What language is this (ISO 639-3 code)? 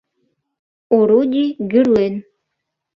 chm